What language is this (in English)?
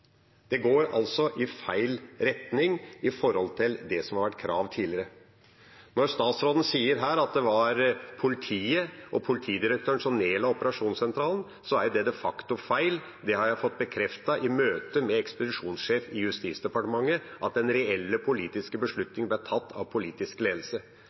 Norwegian Bokmål